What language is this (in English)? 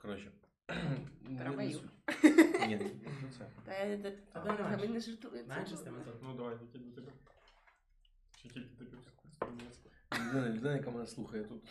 Ukrainian